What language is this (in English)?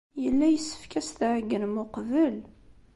Kabyle